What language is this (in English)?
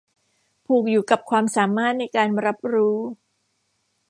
Thai